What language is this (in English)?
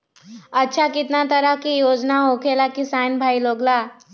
Magahi